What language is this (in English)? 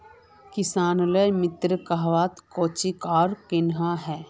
Magahi